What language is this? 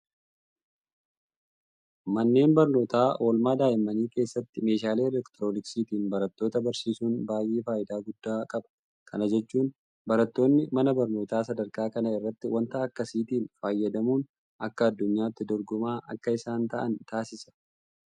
Oromo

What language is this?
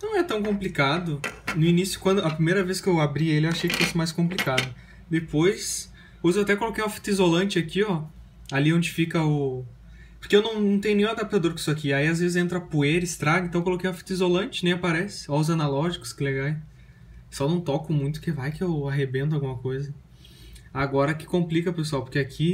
Portuguese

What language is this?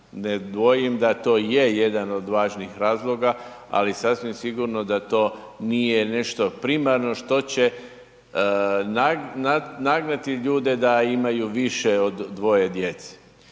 Croatian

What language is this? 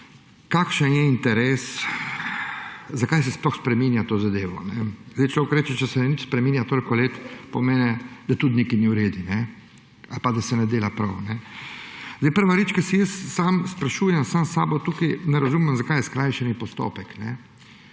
Slovenian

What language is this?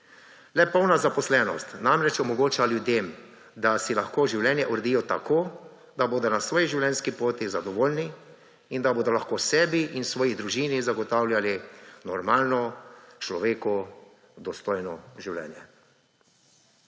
Slovenian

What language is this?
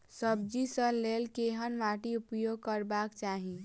Maithili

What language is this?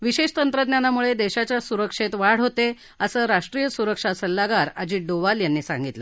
Marathi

